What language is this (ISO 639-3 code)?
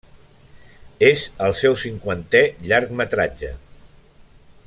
cat